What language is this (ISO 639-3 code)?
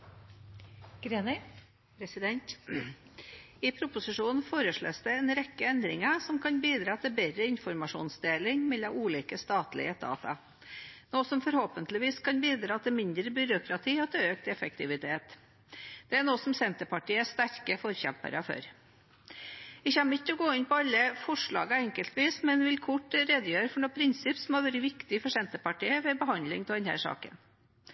nob